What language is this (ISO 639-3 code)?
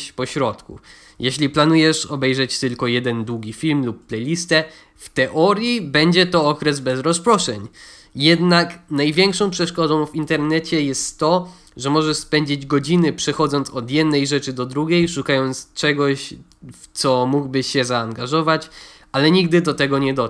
pol